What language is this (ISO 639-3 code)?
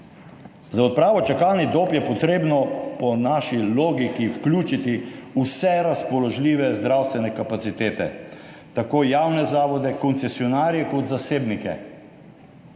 slv